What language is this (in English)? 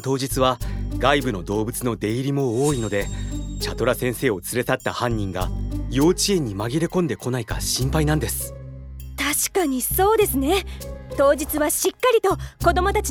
Japanese